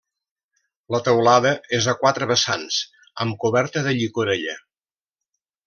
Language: Catalan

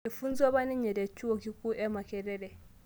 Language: Masai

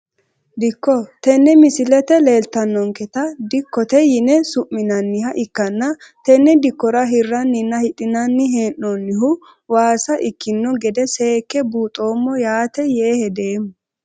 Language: Sidamo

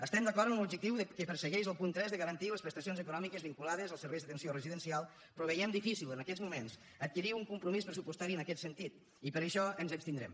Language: Catalan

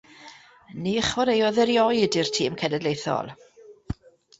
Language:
Welsh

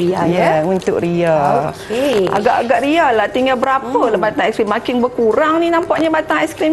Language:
Malay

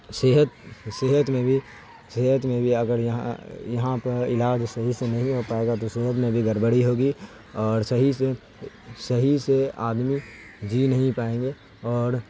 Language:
Urdu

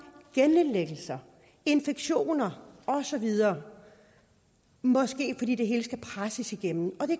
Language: Danish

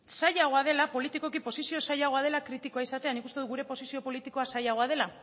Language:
Basque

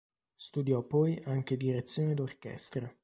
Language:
Italian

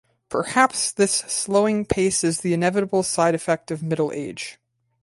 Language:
English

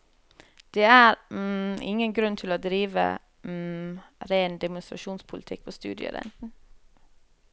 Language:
Norwegian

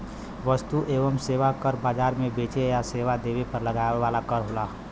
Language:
Bhojpuri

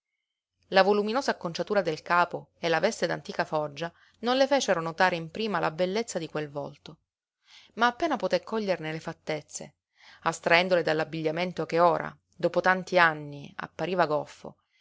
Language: Italian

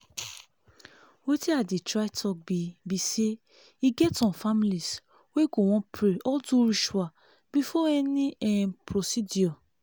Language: Nigerian Pidgin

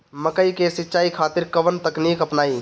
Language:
Bhojpuri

